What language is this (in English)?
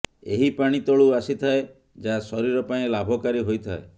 Odia